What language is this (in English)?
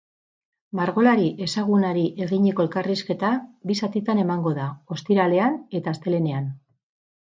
Basque